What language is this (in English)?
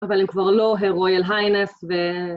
Hebrew